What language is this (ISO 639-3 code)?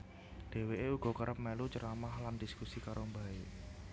jav